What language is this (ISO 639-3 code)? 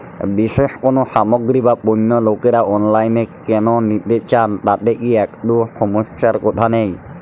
ben